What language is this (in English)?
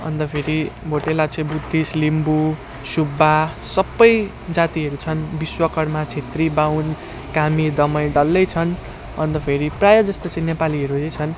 Nepali